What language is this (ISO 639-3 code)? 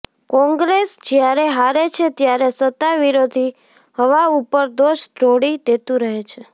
guj